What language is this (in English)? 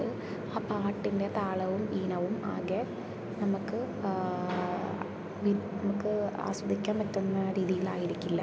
Malayalam